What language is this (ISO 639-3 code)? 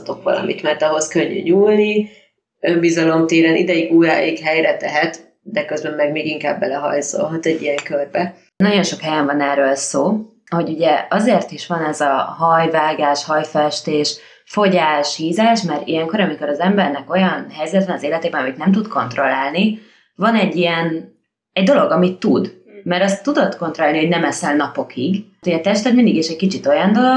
hun